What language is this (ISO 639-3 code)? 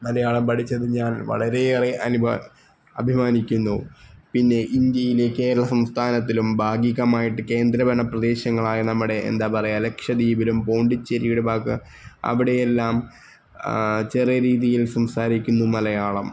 mal